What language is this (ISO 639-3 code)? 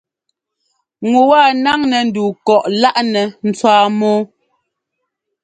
jgo